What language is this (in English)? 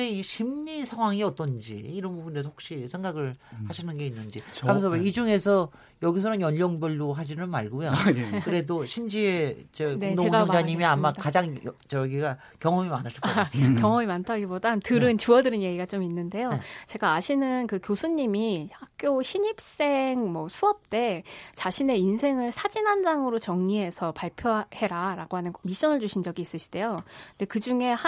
Korean